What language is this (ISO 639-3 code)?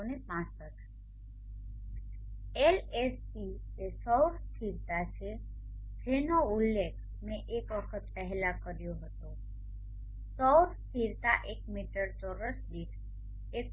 guj